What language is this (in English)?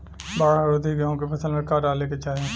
Bhojpuri